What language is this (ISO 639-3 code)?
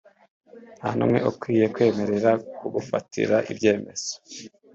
kin